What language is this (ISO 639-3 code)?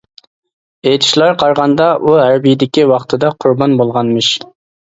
uig